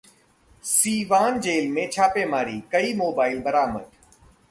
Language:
Hindi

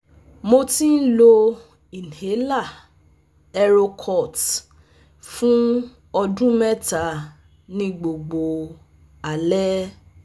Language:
Yoruba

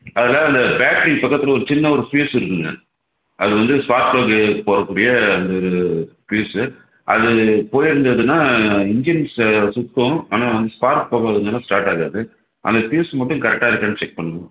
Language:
Tamil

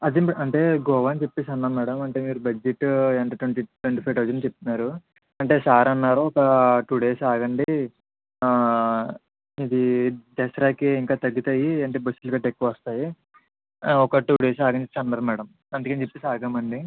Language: Telugu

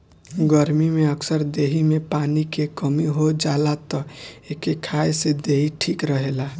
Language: Bhojpuri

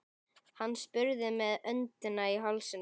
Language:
Icelandic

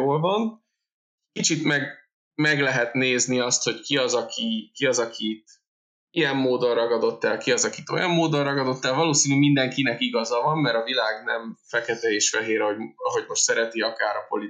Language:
Hungarian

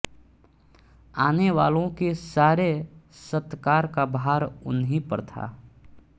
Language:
Hindi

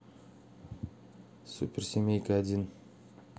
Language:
Russian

